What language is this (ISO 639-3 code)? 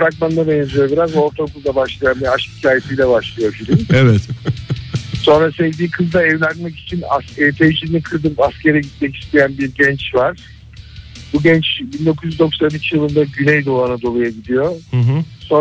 tur